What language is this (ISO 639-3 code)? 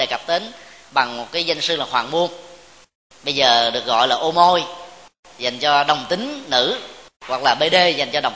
vie